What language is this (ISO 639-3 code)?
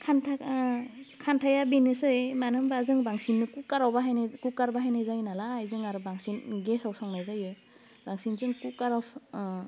brx